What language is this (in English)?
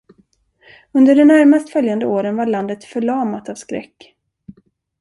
Swedish